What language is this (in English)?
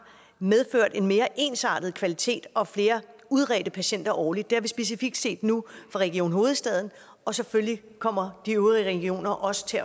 Danish